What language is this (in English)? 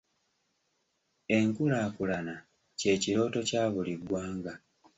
Ganda